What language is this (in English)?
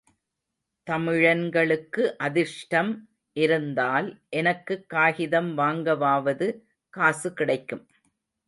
Tamil